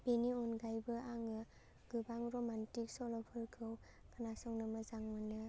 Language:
Bodo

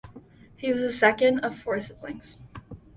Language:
English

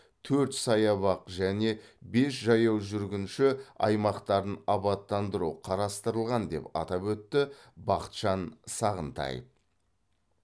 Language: Kazakh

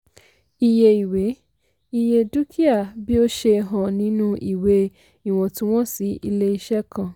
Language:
Yoruba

